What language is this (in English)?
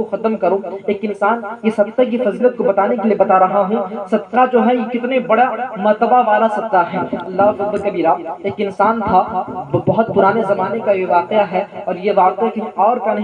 Urdu